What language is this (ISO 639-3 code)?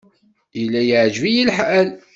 kab